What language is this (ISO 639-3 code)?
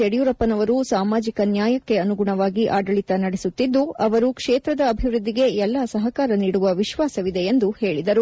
kan